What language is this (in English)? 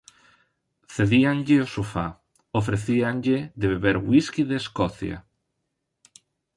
Galician